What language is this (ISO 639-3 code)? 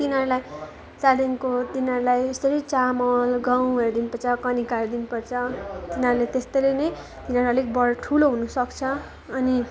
nep